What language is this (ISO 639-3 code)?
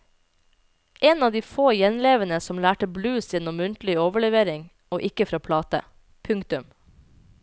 nor